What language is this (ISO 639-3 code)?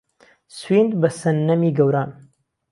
ckb